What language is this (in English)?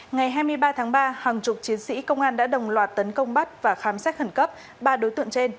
Vietnamese